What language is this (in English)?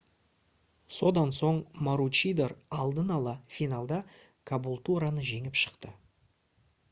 Kazakh